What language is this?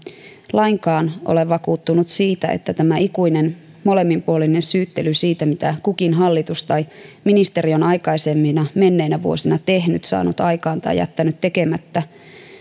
Finnish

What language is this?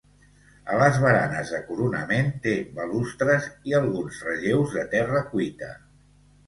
Catalan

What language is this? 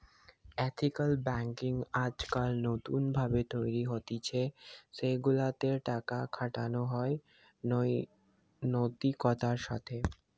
Bangla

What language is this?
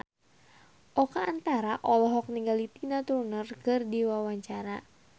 Sundanese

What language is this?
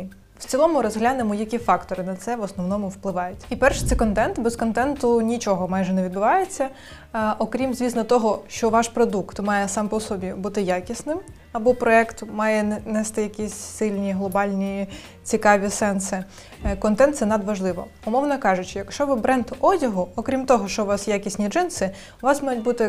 Ukrainian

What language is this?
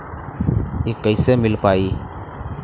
Bhojpuri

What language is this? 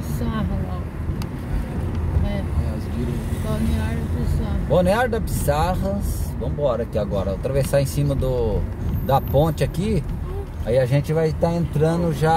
Portuguese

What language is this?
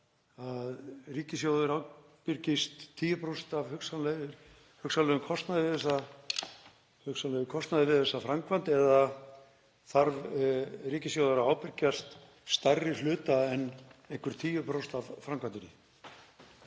Icelandic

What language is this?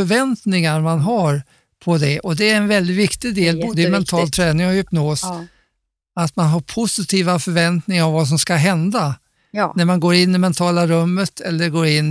Swedish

